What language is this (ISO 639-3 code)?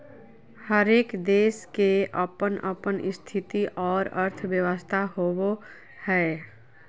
mag